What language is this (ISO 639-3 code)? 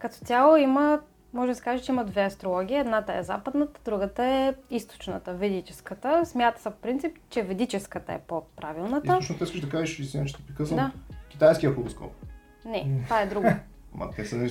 bul